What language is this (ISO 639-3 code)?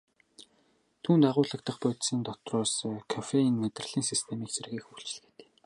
mon